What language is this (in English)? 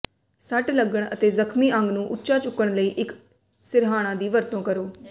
Punjabi